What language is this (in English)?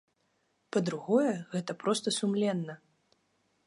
Belarusian